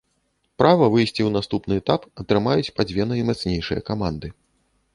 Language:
Belarusian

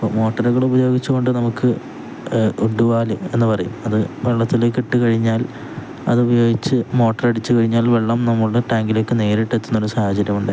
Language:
Malayalam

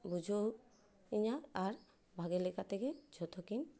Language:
Santali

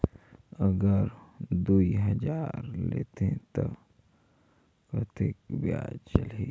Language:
Chhattisgarhi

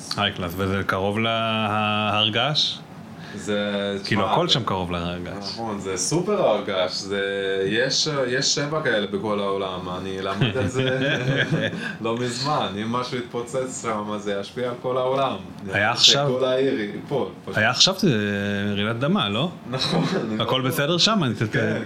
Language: Hebrew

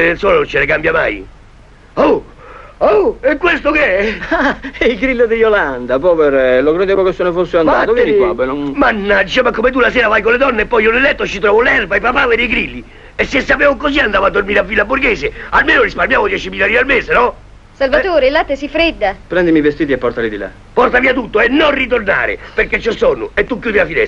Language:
Italian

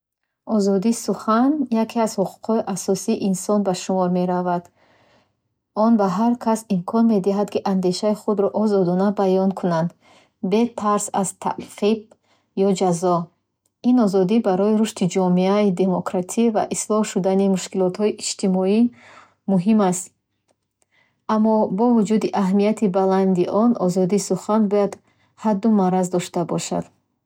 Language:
Bukharic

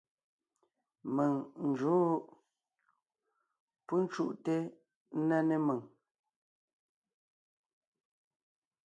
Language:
Ngiemboon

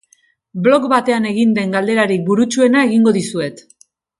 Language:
Basque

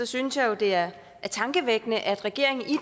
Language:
Danish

